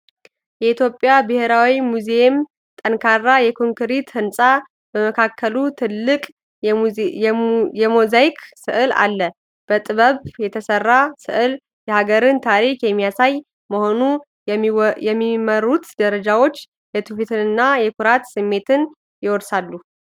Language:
Amharic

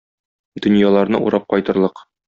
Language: Tatar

